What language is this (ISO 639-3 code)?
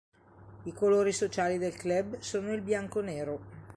ita